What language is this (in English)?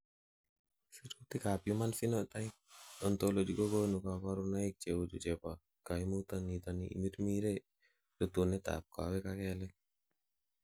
Kalenjin